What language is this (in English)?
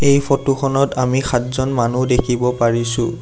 Assamese